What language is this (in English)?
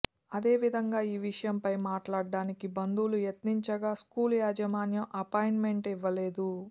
Telugu